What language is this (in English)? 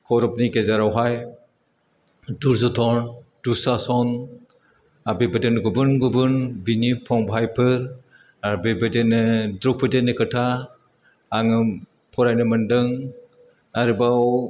Bodo